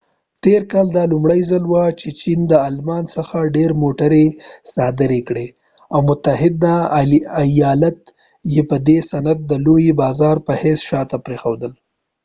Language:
Pashto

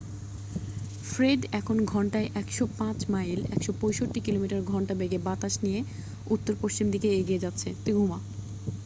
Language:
Bangla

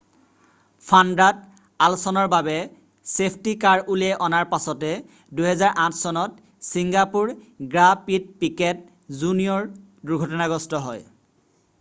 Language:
Assamese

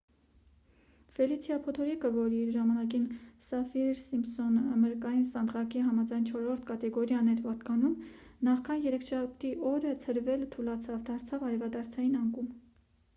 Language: Armenian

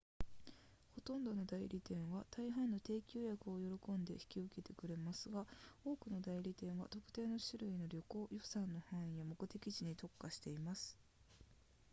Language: Japanese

